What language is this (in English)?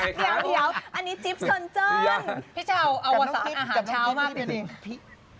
Thai